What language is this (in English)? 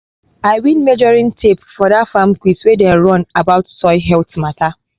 Nigerian Pidgin